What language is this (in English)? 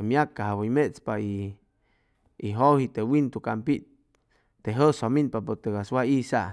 Chimalapa Zoque